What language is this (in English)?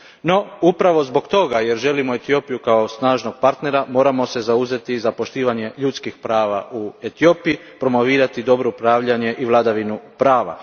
Croatian